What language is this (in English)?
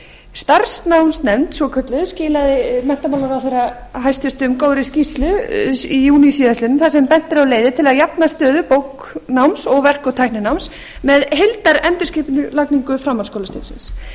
Icelandic